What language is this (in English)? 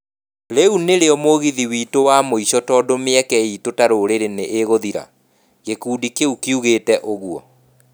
Kikuyu